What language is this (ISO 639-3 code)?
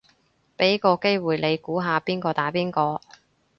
yue